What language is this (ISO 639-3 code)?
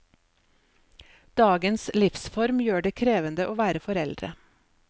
nor